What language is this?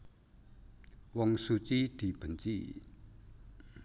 Javanese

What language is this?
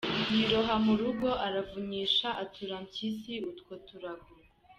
Kinyarwanda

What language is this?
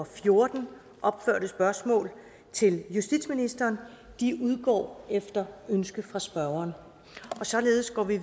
Danish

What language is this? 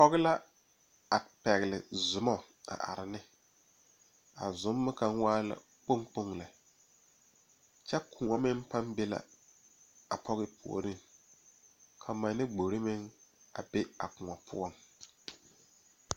Southern Dagaare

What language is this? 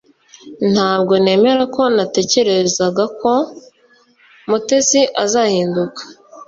Kinyarwanda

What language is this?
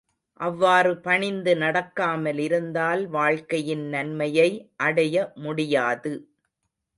Tamil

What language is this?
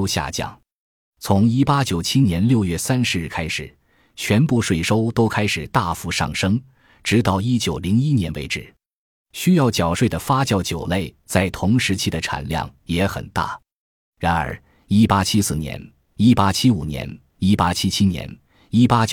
Chinese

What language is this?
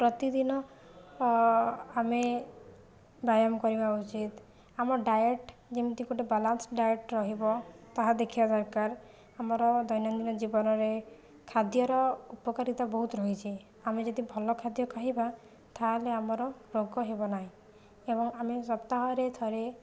Odia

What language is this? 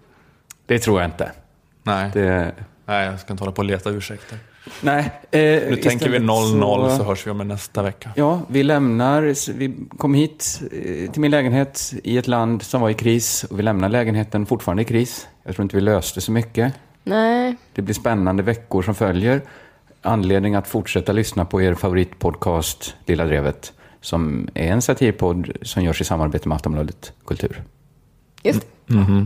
Swedish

